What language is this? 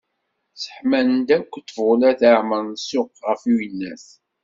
Kabyle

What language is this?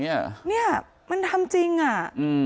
Thai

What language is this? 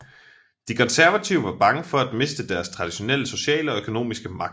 Danish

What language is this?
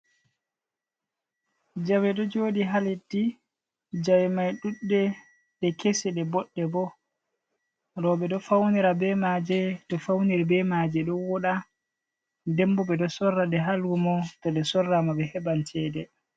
Fula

